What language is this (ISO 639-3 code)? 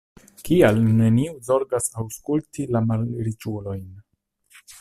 epo